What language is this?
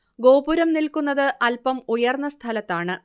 Malayalam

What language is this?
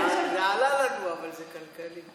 Hebrew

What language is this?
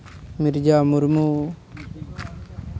Santali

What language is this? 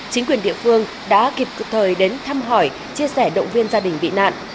Vietnamese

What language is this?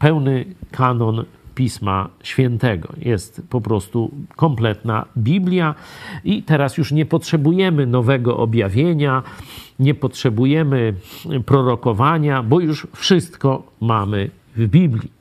Polish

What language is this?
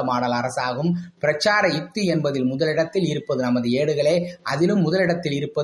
Tamil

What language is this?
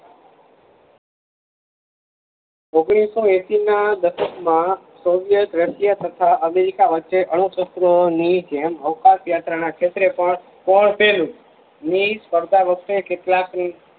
Gujarati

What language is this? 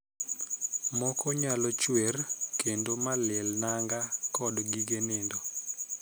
Luo (Kenya and Tanzania)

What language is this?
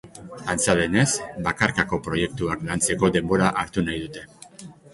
Basque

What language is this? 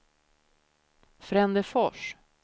Swedish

